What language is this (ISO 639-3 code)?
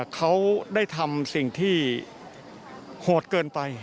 tha